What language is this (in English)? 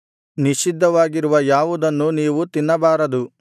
Kannada